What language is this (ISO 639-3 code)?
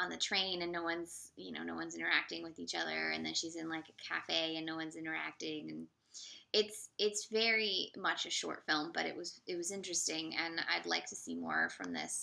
eng